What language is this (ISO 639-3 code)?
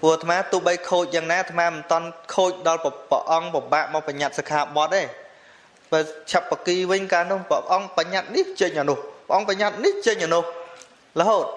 vie